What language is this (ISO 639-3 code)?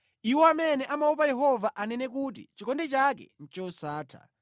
nya